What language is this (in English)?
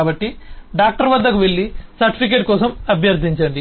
Telugu